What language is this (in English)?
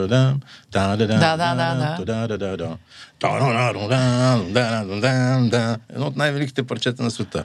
Bulgarian